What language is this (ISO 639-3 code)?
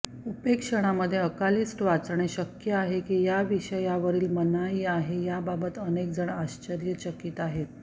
mar